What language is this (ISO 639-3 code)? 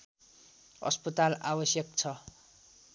nep